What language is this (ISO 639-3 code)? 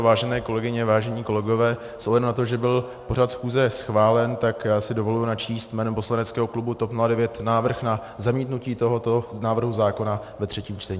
ces